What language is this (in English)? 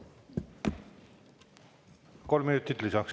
Estonian